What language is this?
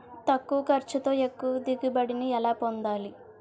Telugu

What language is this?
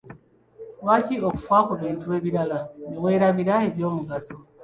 Ganda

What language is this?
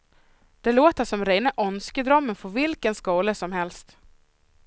Swedish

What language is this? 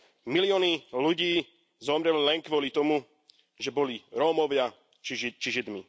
Slovak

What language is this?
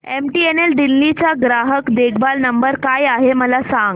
Marathi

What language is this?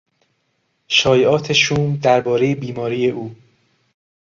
Persian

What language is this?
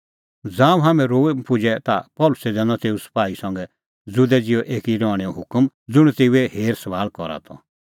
Kullu Pahari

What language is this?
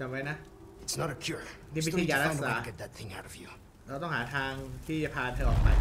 Thai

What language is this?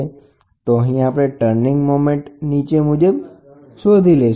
Gujarati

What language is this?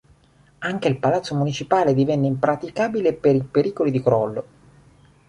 Italian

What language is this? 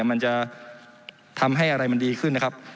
Thai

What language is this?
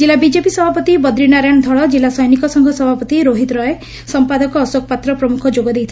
Odia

